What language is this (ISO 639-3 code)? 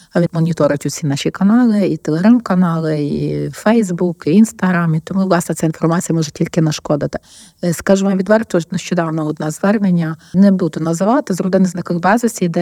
ukr